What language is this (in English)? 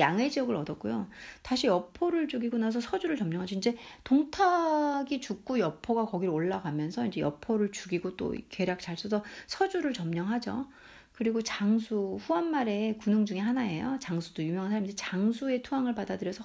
Korean